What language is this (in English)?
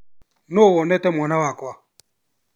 Kikuyu